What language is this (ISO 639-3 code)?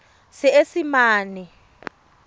tsn